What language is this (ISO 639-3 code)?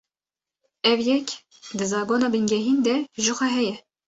kur